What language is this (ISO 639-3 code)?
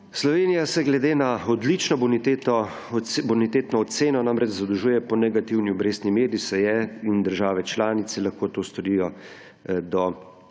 slv